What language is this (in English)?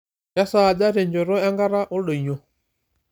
Masai